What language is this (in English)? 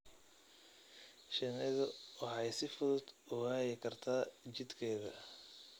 Somali